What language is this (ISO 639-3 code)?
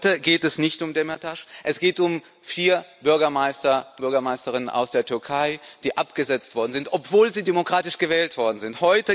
deu